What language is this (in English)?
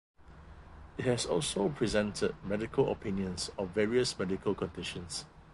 English